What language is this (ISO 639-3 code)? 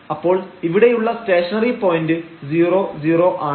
mal